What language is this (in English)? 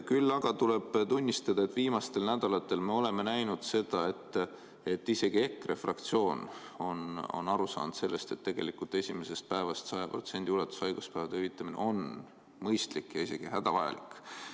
Estonian